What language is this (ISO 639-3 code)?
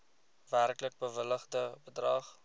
afr